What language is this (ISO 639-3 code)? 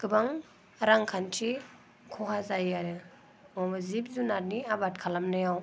brx